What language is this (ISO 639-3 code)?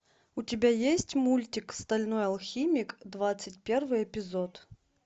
rus